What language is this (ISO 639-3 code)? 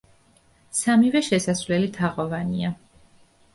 kat